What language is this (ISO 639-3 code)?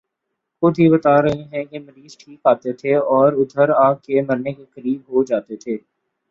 urd